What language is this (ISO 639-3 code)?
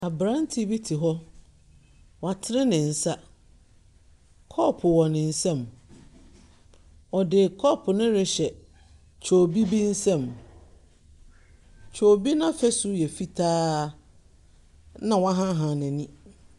aka